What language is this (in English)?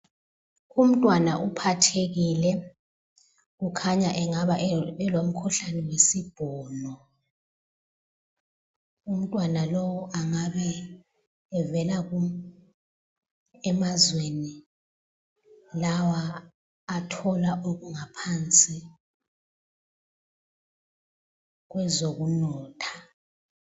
North Ndebele